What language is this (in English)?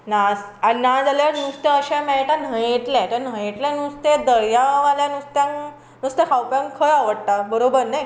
Konkani